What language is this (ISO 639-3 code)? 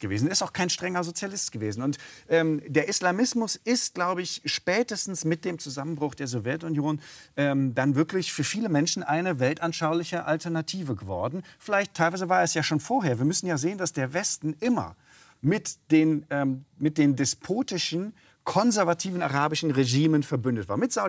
deu